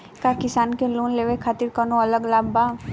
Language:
Bhojpuri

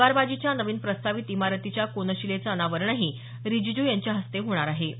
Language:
Marathi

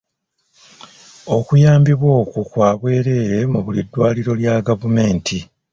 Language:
Ganda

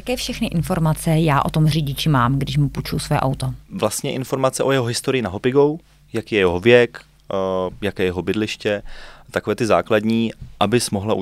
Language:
Czech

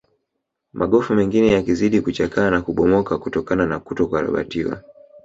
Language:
Swahili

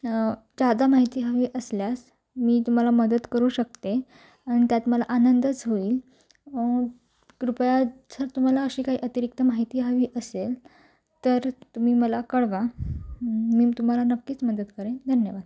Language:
Marathi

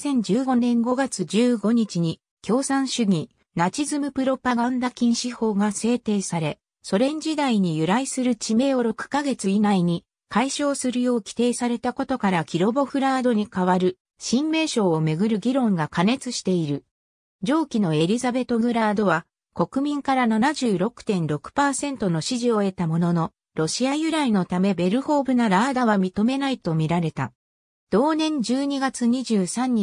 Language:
Japanese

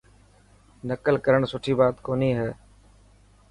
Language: Dhatki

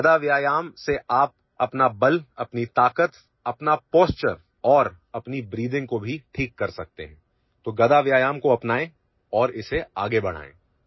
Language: Assamese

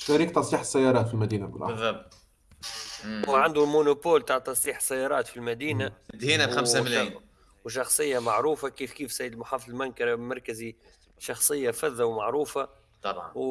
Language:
Arabic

